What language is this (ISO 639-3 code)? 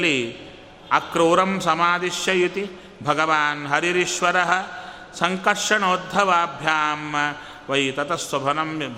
kan